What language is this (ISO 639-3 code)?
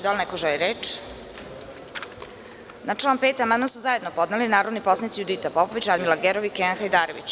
srp